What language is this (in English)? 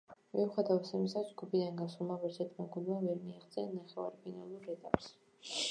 Georgian